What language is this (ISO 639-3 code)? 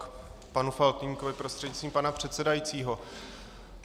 ces